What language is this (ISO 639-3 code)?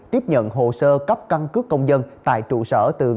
vie